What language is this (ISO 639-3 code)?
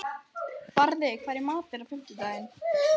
isl